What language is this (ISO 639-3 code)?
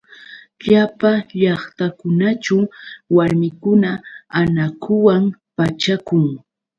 qux